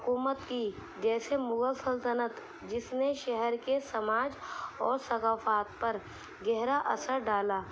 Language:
Urdu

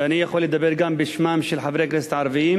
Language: Hebrew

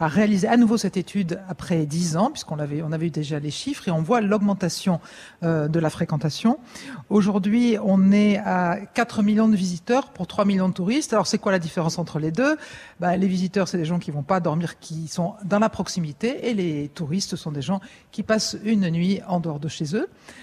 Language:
French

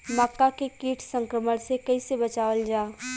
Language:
Bhojpuri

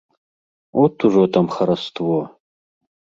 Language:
Belarusian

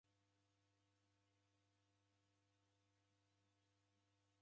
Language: Taita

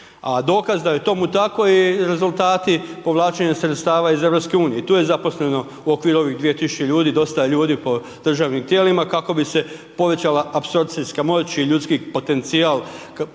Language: Croatian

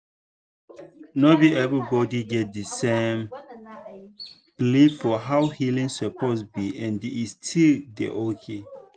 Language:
Nigerian Pidgin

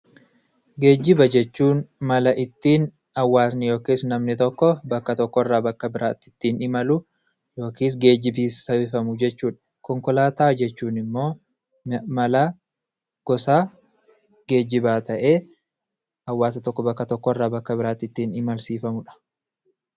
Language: Oromo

